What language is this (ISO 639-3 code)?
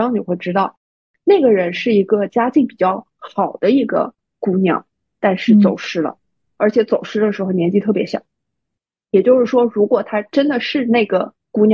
zho